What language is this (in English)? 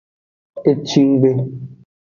Aja (Benin)